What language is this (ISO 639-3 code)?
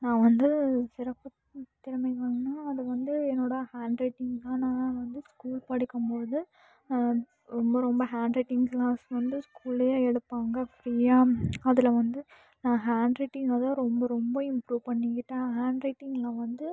tam